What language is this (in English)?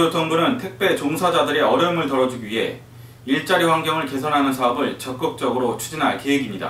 Korean